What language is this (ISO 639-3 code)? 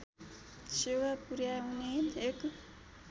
nep